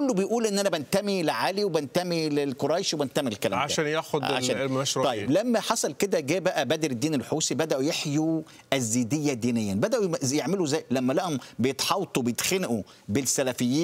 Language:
Arabic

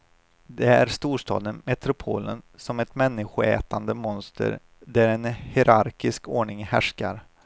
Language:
Swedish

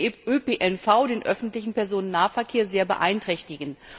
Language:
German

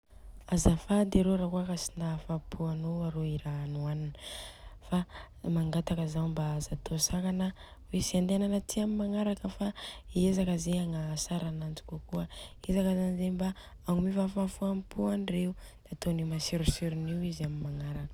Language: Southern Betsimisaraka Malagasy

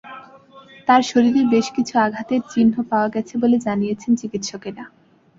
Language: Bangla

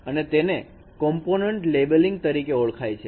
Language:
Gujarati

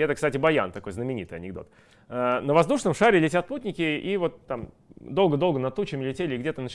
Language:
Russian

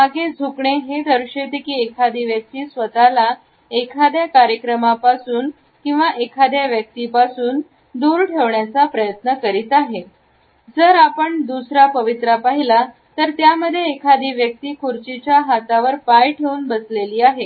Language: Marathi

